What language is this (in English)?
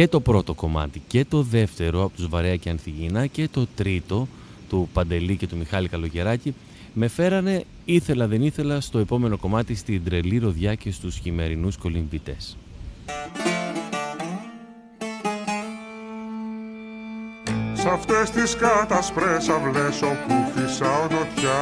Greek